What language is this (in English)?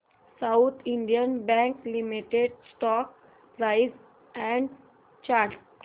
Marathi